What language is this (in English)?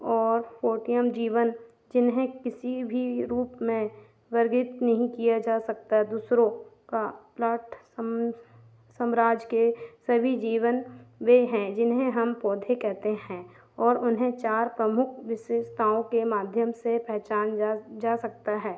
Hindi